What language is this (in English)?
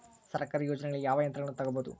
Kannada